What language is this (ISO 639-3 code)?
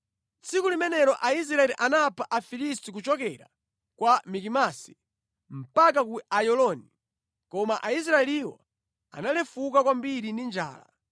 nya